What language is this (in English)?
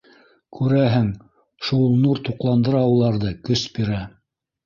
Bashkir